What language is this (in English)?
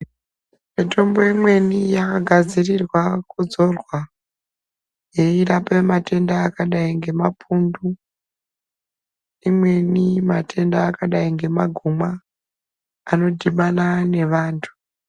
Ndau